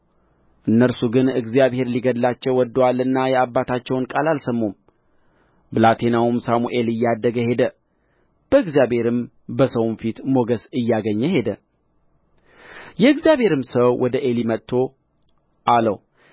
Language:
Amharic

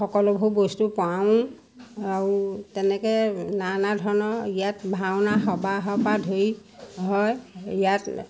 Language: Assamese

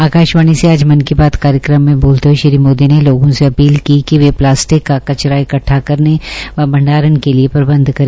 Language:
Hindi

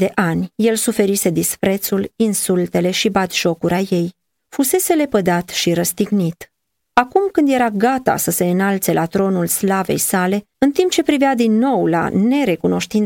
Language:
Romanian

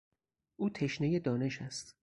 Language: Persian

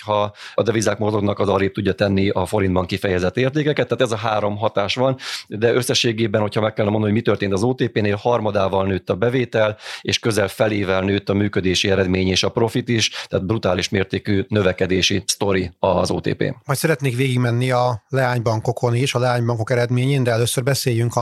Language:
Hungarian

